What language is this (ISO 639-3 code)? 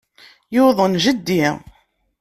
kab